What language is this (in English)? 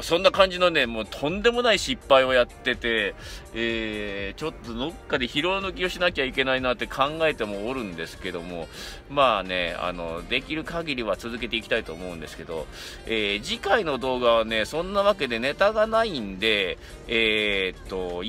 Japanese